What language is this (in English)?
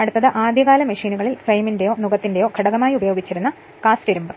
Malayalam